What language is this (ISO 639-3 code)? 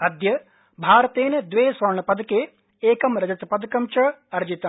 san